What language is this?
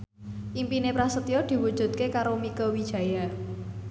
Javanese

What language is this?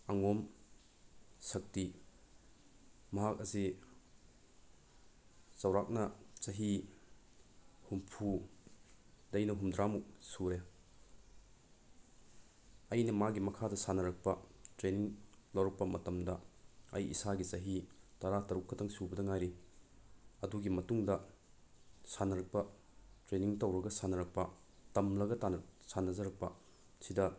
Manipuri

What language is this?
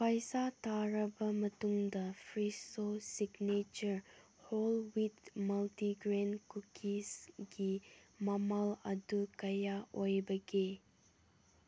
Manipuri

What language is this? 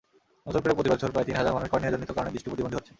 Bangla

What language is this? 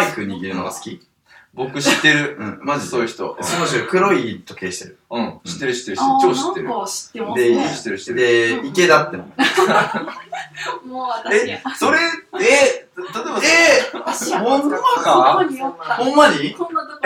Japanese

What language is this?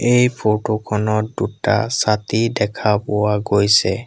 Assamese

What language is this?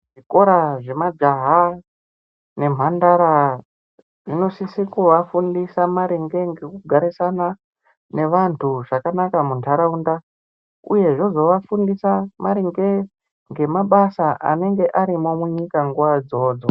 Ndau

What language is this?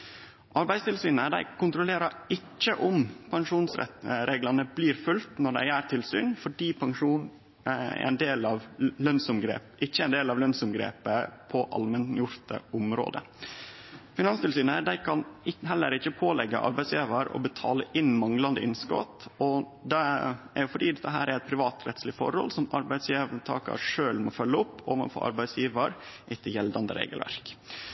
Norwegian Nynorsk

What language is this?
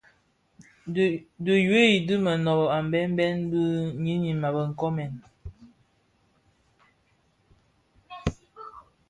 Bafia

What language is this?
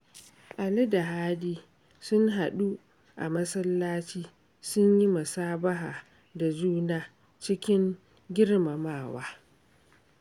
Hausa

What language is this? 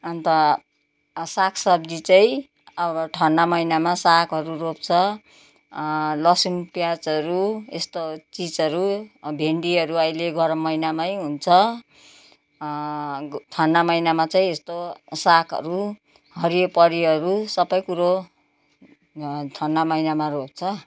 Nepali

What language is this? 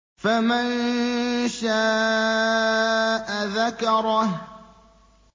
Arabic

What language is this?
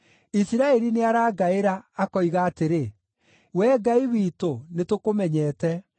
Kikuyu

